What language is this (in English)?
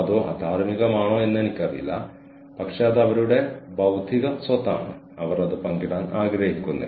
Malayalam